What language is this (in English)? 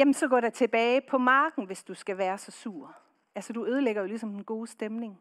Danish